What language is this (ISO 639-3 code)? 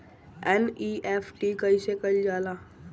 bho